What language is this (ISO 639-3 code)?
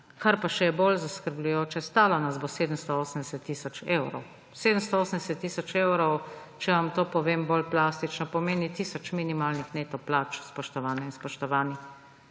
slv